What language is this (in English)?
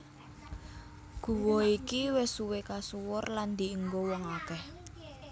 Javanese